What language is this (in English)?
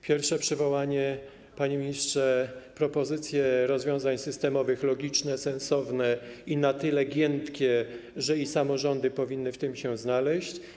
Polish